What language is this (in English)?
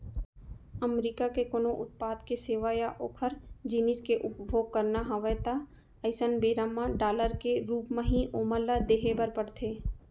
Chhattisgarhi